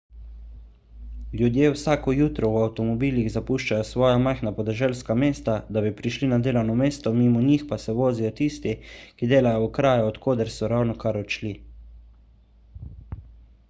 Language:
Slovenian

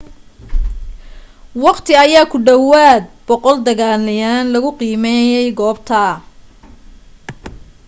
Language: Somali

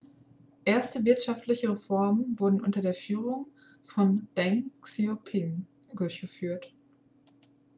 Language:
German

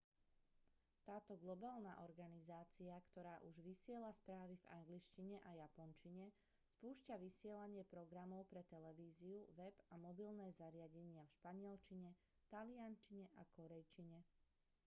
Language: Slovak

